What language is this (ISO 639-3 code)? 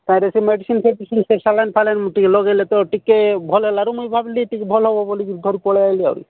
ori